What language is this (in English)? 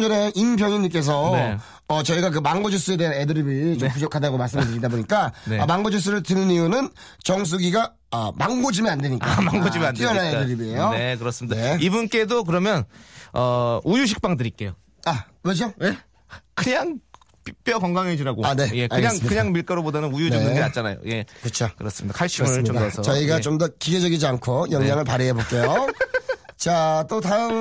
Korean